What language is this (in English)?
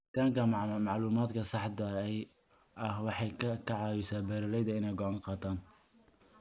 Somali